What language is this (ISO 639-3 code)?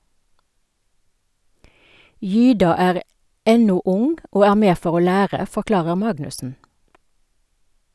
nor